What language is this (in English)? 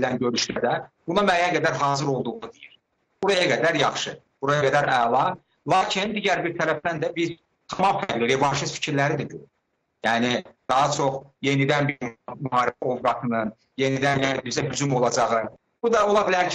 Turkish